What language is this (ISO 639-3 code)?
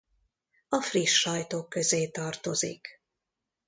hun